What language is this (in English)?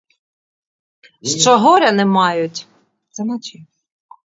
Ukrainian